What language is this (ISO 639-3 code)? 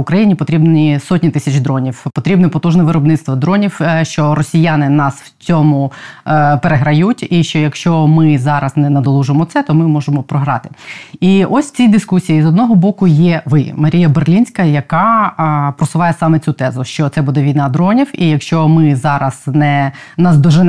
ukr